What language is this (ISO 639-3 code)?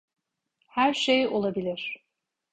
tur